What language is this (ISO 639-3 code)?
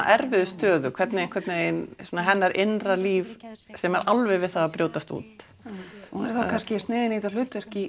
isl